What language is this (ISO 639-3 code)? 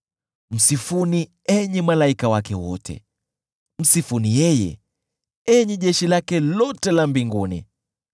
swa